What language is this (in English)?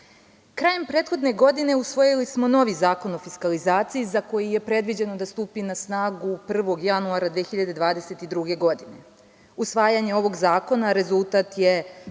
Serbian